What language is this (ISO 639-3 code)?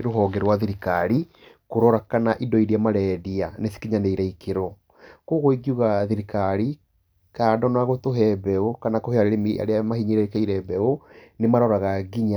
kik